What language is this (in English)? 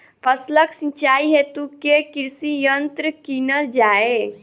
Maithili